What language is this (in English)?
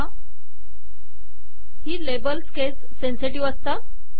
Marathi